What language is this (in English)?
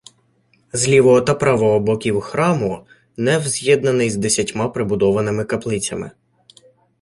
Ukrainian